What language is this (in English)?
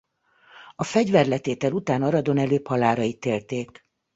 Hungarian